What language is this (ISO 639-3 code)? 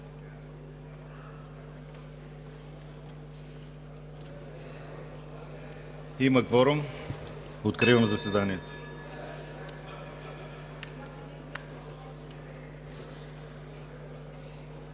bul